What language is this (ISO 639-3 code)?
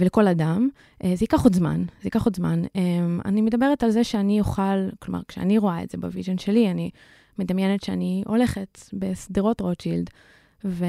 heb